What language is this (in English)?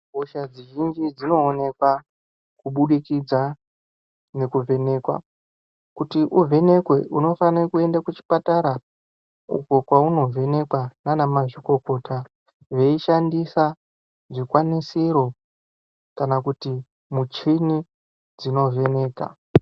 Ndau